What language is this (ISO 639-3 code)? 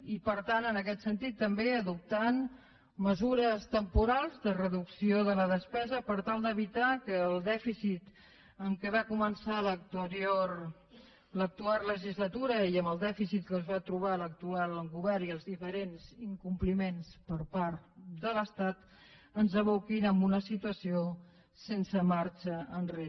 cat